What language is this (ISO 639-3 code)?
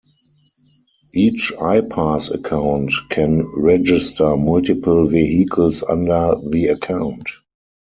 eng